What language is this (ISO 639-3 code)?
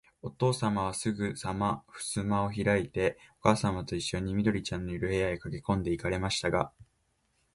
jpn